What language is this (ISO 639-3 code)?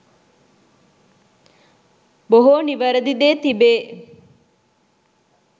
sin